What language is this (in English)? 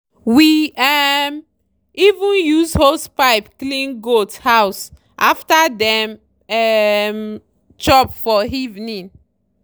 Nigerian Pidgin